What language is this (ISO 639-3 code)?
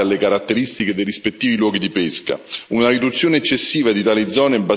ita